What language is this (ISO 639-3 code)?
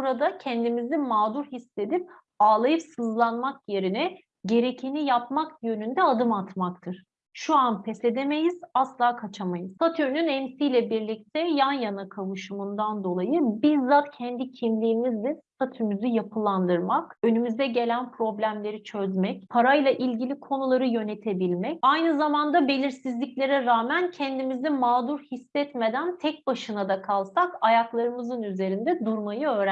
tur